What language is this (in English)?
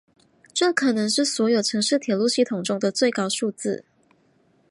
Chinese